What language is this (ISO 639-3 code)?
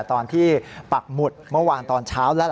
tha